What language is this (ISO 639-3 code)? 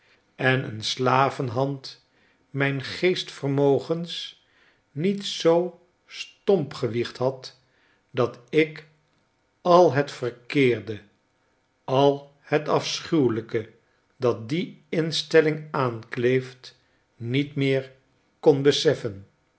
nld